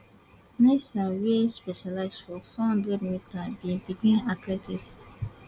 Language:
Nigerian Pidgin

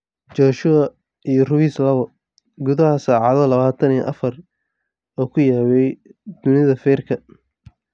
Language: Somali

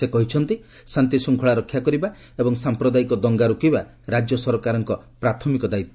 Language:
Odia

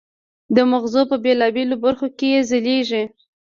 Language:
Pashto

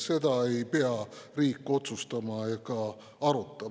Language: Estonian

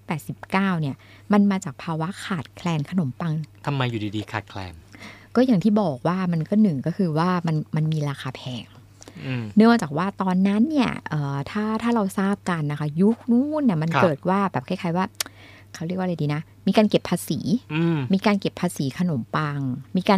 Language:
Thai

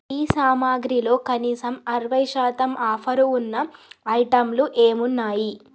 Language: Telugu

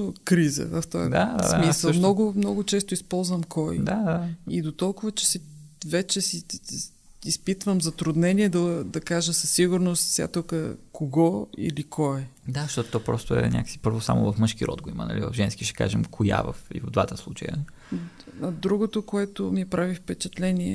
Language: Bulgarian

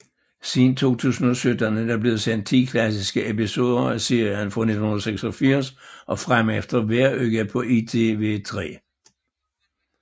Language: Danish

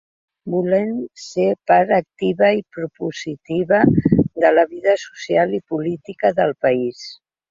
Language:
Catalan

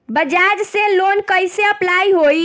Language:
Bhojpuri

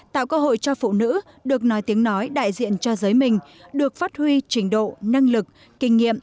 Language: Vietnamese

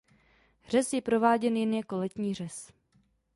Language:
Czech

